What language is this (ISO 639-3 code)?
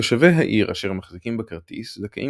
heb